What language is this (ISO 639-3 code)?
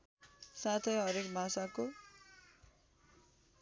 nep